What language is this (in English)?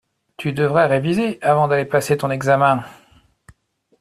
French